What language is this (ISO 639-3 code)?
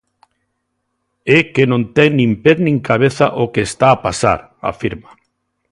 glg